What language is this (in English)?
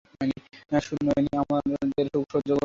Bangla